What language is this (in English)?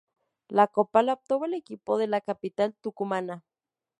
Spanish